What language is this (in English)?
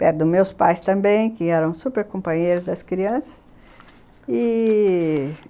Portuguese